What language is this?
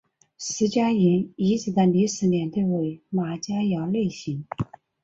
Chinese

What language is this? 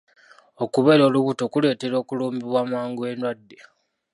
Ganda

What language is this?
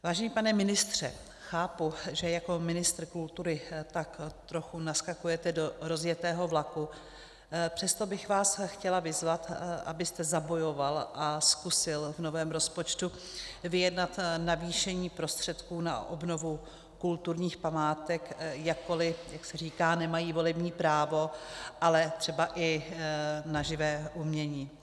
Czech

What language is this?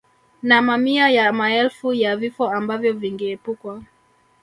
Swahili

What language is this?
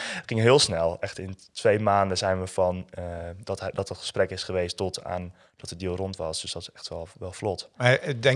Dutch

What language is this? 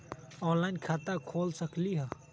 Magahi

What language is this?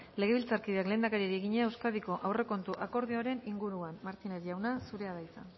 Basque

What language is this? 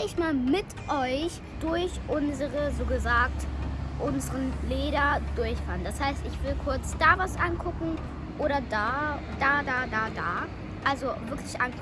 German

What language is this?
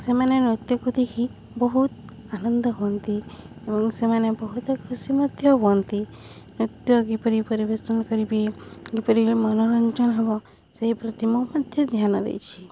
Odia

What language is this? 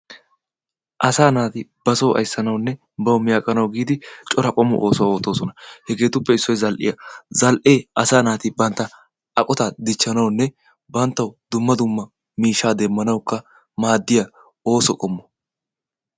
Wolaytta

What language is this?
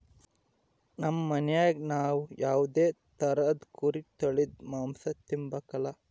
Kannada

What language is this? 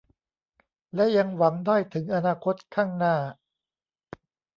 Thai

